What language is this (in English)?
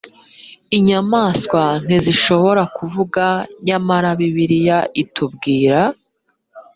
Kinyarwanda